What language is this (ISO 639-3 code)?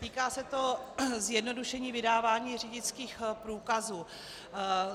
ces